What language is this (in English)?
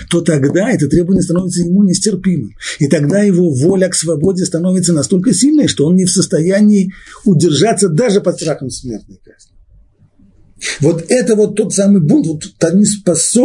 Russian